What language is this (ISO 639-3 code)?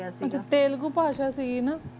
pan